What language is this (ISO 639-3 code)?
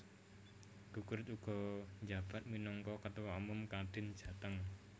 jav